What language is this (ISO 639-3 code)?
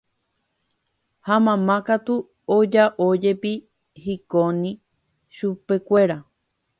grn